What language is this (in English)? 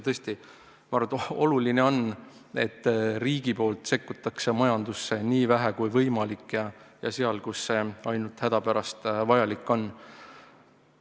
Estonian